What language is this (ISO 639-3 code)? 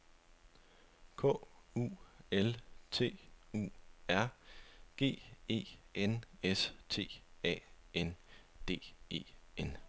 dan